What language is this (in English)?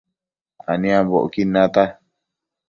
Matsés